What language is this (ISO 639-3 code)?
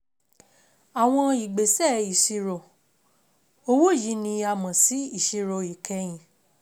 yor